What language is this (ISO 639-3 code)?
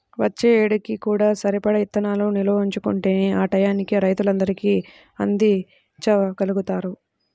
tel